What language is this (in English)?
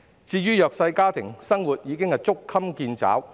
Cantonese